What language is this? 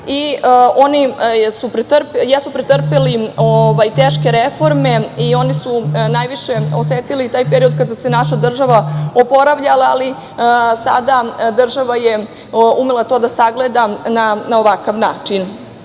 Serbian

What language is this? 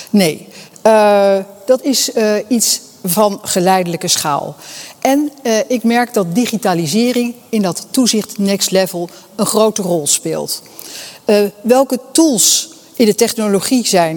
Dutch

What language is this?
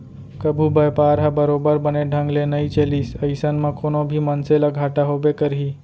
Chhattisgarhi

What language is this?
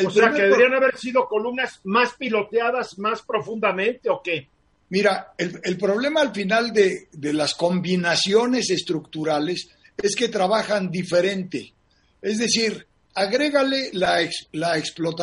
Spanish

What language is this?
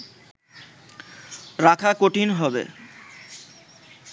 Bangla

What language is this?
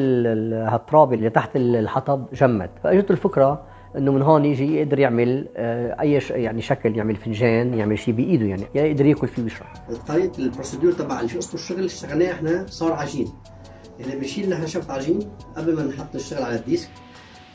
Arabic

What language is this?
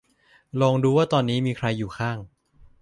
Thai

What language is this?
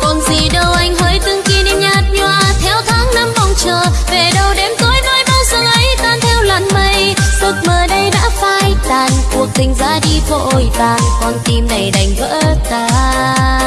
Vietnamese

